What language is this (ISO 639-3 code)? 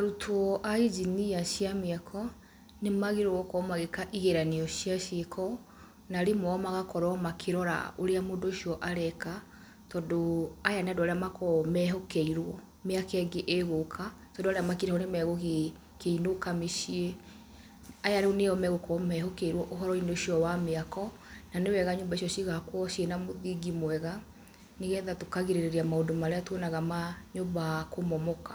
kik